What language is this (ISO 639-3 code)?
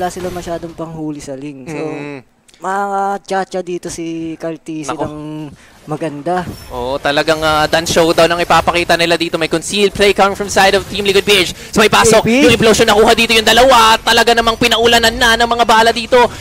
fil